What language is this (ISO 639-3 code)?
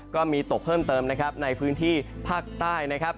tha